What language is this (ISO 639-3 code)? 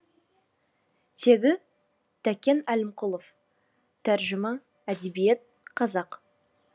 kaz